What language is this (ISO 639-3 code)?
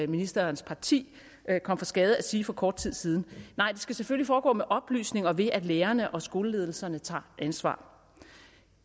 dan